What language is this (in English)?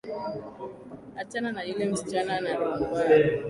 Swahili